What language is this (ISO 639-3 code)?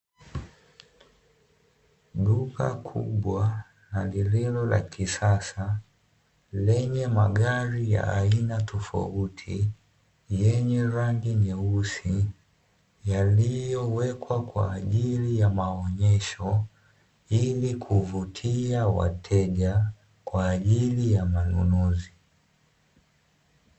swa